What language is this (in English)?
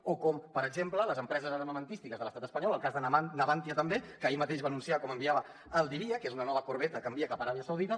Catalan